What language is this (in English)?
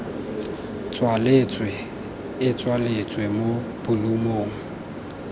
Tswana